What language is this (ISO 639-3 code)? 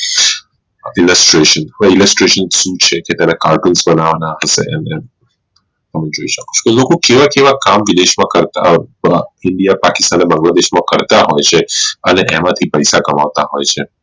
guj